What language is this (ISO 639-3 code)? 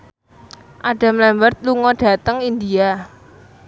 jav